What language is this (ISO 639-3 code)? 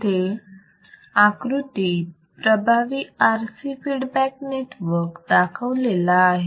mar